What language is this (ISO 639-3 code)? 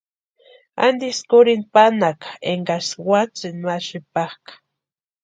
pua